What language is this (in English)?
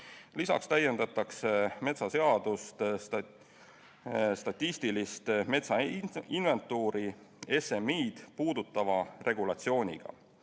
Estonian